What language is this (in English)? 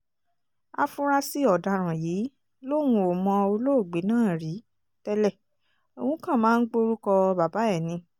Yoruba